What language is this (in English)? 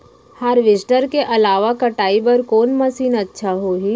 Chhattisgarhi